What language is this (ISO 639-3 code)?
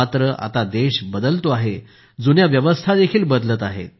mar